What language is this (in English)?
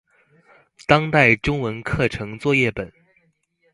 Chinese